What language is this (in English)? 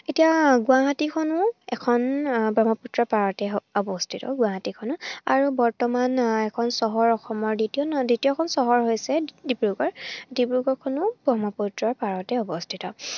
Assamese